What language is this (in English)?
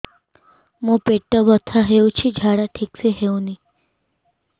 Odia